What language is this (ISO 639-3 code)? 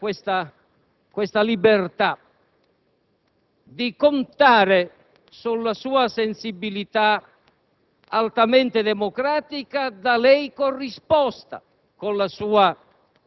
ita